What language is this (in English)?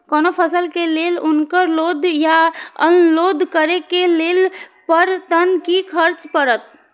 Maithili